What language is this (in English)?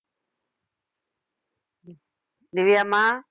Tamil